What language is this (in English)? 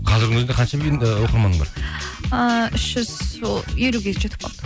Kazakh